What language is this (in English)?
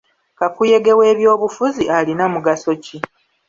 Ganda